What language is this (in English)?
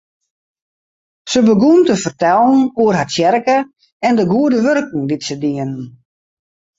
Western Frisian